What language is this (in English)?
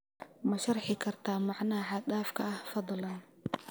Somali